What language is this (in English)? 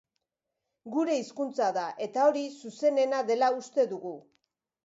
Basque